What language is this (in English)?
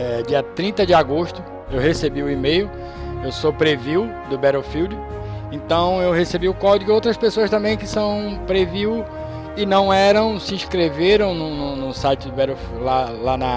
Portuguese